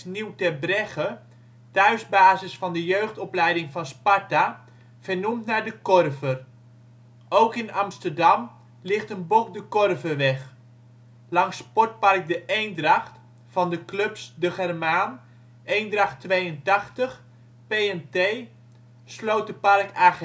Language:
Dutch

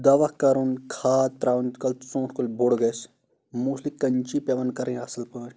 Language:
Kashmiri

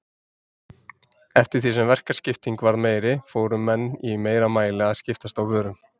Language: Icelandic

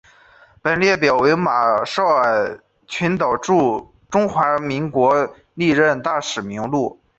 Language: Chinese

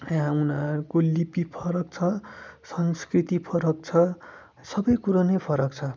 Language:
Nepali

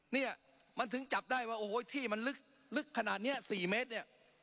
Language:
Thai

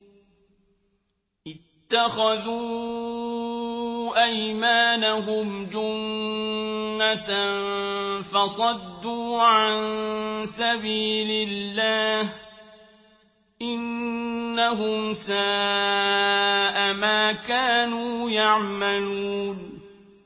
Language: Arabic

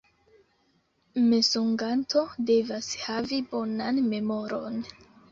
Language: Esperanto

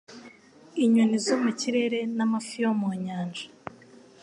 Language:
Kinyarwanda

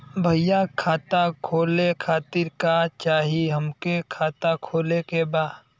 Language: Bhojpuri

